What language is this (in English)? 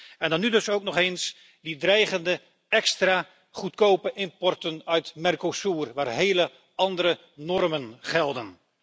Dutch